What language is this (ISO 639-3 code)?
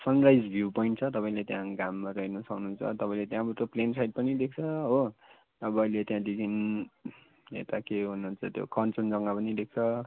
nep